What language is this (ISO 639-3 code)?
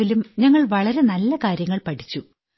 mal